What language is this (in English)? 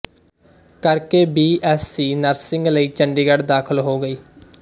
Punjabi